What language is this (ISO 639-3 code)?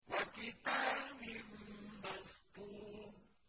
ara